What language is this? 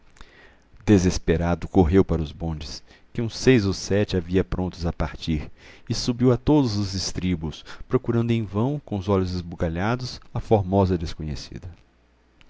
Portuguese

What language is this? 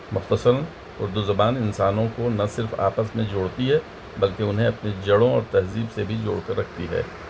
Urdu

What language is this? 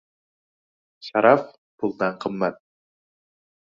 Uzbek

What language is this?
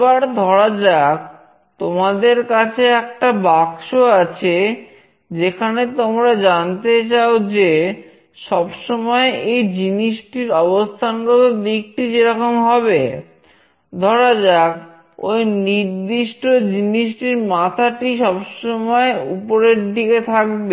Bangla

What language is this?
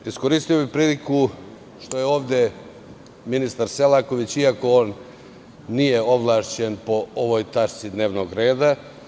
Serbian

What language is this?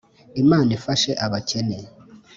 Kinyarwanda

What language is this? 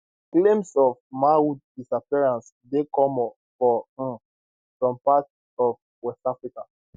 Nigerian Pidgin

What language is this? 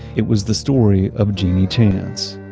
English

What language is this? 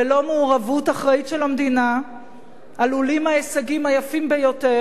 Hebrew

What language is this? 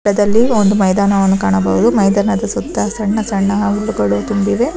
Kannada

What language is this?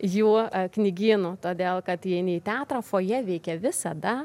Lithuanian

